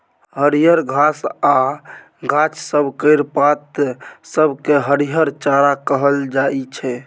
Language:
Maithili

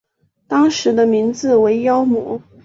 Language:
Chinese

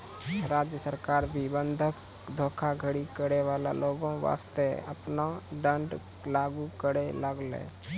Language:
Maithili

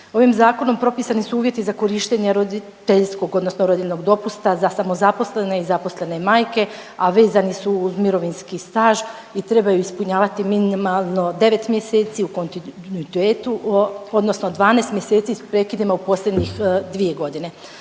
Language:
Croatian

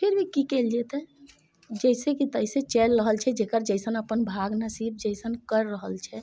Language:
Maithili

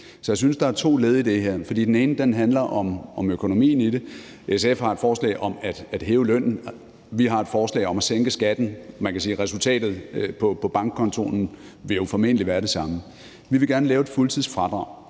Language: Danish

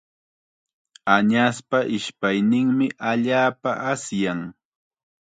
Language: Chiquián Ancash Quechua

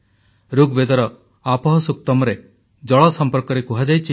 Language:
Odia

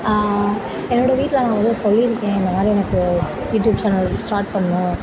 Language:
Tamil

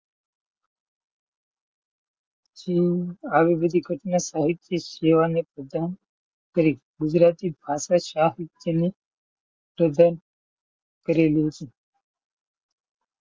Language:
Gujarati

